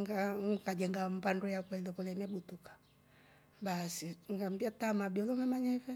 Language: Rombo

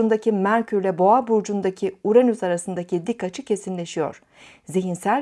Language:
Turkish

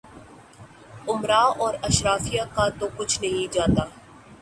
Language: Urdu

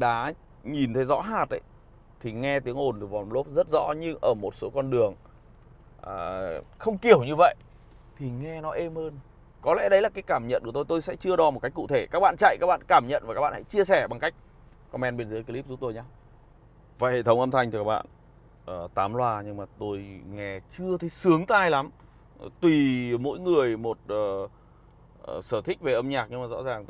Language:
Vietnamese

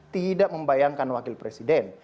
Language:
Indonesian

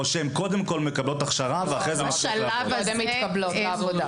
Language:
Hebrew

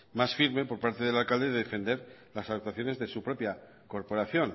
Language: Spanish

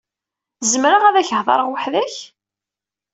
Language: Kabyle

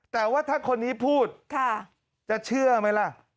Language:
Thai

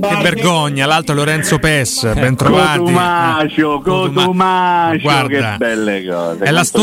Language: Italian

